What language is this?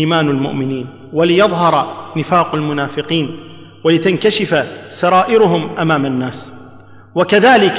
Arabic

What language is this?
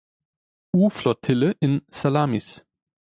German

